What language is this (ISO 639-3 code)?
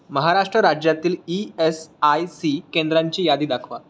mar